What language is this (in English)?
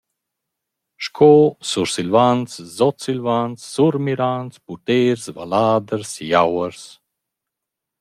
Romansh